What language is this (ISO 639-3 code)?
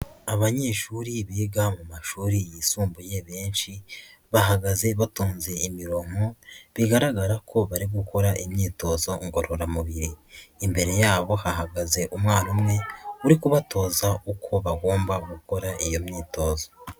kin